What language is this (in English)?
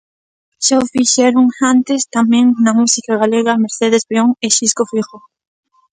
Galician